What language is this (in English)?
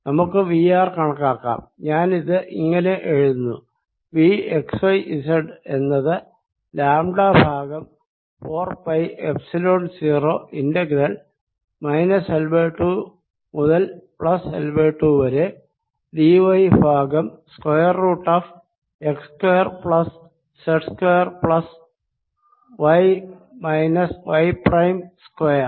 Malayalam